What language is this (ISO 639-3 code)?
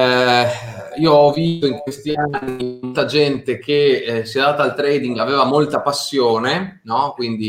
ita